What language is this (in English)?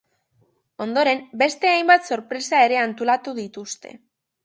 Basque